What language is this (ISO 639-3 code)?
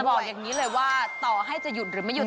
tha